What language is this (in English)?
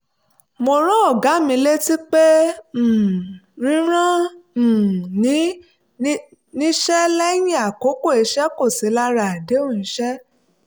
Yoruba